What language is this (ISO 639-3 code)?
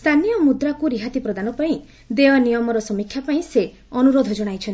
ori